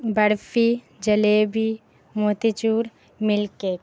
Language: Urdu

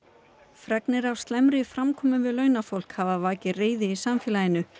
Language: Icelandic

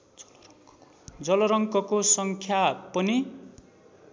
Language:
Nepali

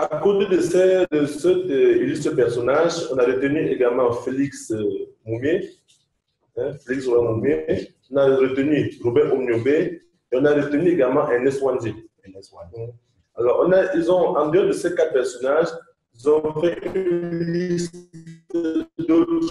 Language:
French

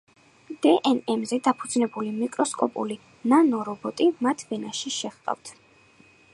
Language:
Georgian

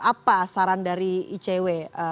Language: Indonesian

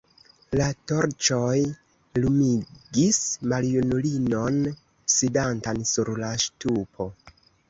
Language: Esperanto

